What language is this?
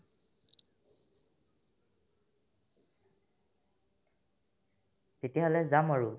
Assamese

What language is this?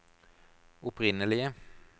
Norwegian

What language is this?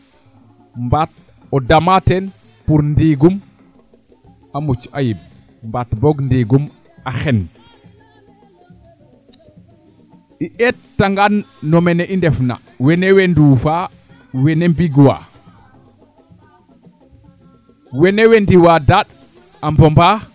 Serer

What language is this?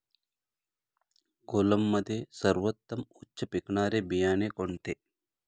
Marathi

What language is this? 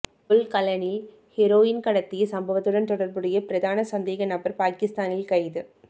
Tamil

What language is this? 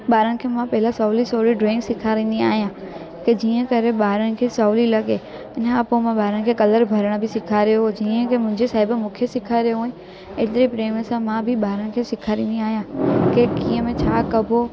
Sindhi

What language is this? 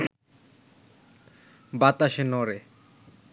Bangla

